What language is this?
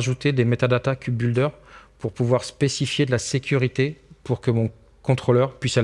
French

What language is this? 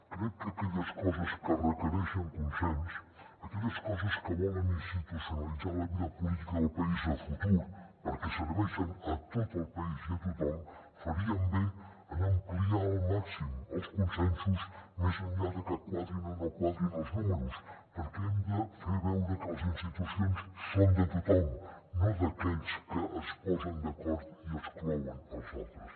Catalan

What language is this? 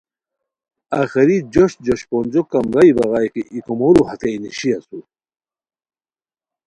Khowar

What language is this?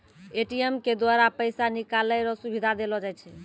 Maithili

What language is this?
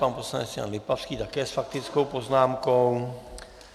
Czech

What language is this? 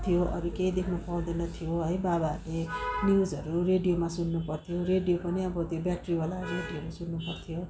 Nepali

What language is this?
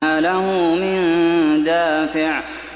Arabic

